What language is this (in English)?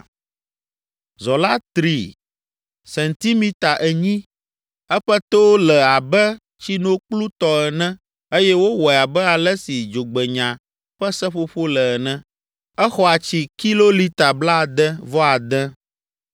Ewe